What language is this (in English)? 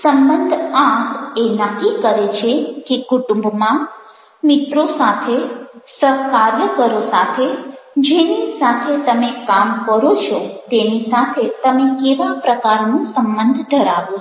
Gujarati